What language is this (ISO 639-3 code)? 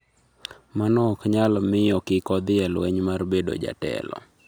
luo